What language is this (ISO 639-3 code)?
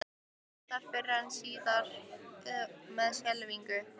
isl